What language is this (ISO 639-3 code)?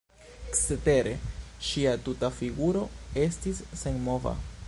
epo